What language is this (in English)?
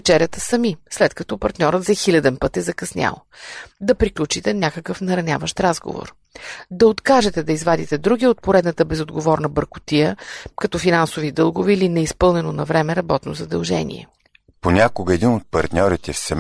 Bulgarian